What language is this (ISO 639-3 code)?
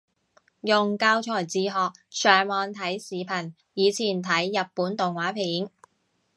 yue